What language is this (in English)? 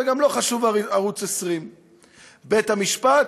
Hebrew